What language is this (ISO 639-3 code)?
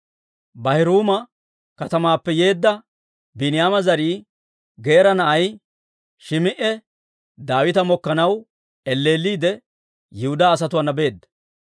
dwr